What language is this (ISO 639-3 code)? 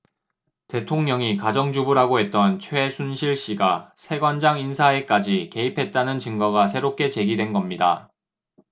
kor